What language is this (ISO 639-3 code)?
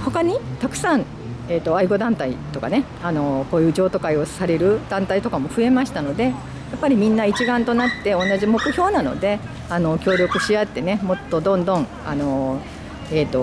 jpn